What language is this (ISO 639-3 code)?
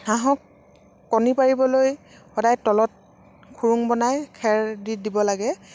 asm